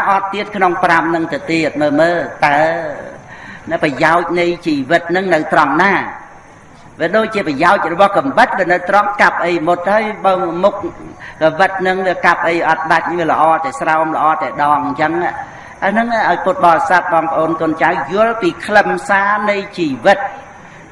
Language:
Vietnamese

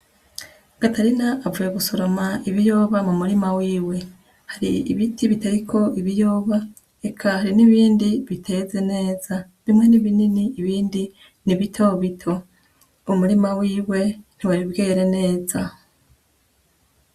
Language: Rundi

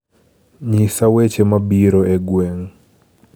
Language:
Luo (Kenya and Tanzania)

